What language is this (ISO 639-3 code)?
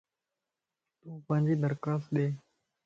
lss